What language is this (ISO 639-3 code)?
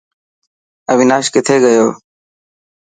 mki